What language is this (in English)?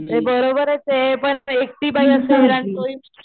Marathi